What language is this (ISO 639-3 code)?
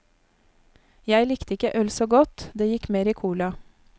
nor